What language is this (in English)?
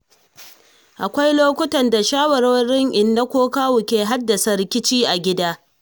Hausa